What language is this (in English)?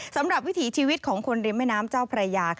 Thai